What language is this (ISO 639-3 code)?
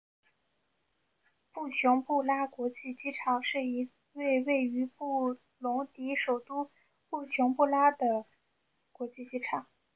zho